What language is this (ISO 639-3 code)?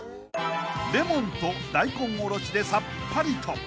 jpn